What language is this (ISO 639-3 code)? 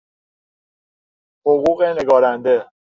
fas